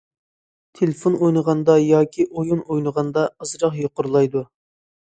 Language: Uyghur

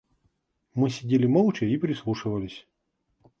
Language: Russian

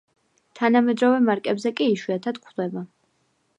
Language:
Georgian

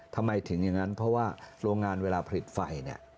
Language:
Thai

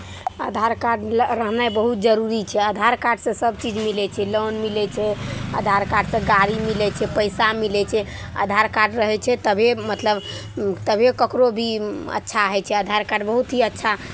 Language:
Maithili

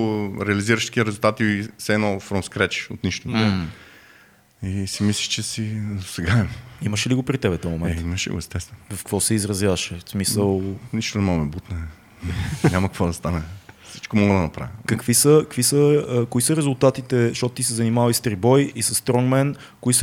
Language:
Bulgarian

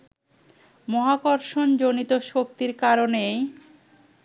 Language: Bangla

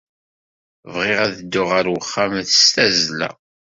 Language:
Kabyle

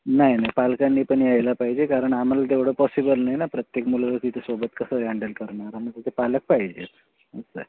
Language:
Marathi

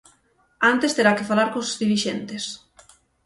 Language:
Galician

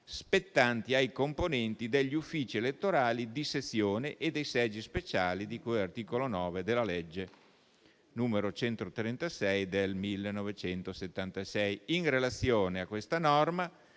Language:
Italian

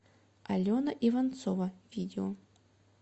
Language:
Russian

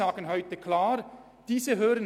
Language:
Swiss German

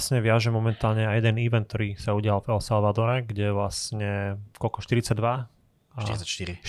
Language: Slovak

